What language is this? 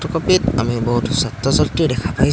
Assamese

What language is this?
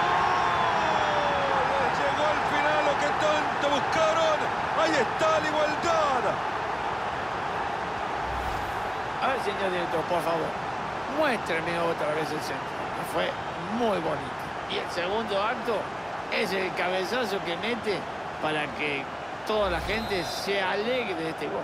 Spanish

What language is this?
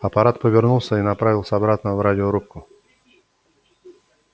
Russian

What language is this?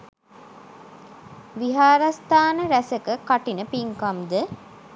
Sinhala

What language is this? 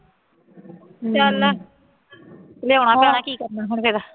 Punjabi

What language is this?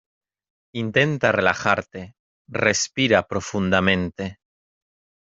Spanish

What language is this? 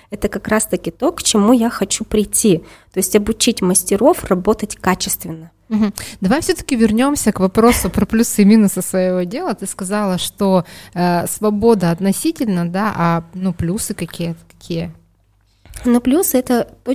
Russian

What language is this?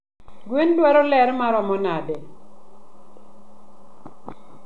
Luo (Kenya and Tanzania)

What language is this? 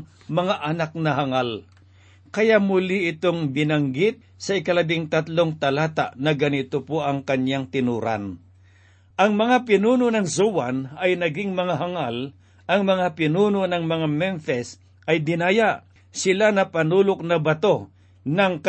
Filipino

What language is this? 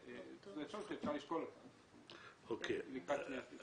Hebrew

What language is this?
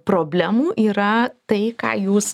Lithuanian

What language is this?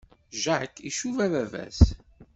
Kabyle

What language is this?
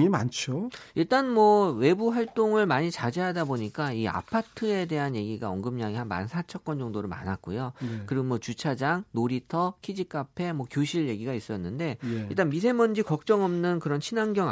Korean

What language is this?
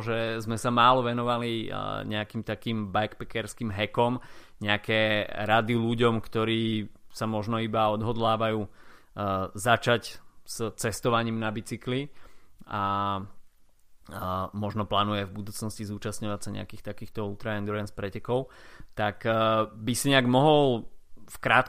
Slovak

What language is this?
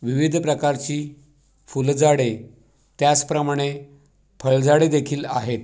Marathi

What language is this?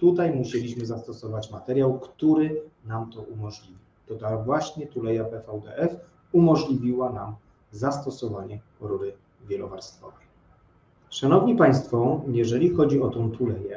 Polish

